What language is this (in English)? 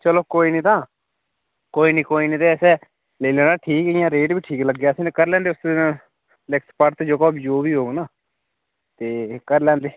Dogri